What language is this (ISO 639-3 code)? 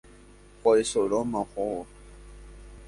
grn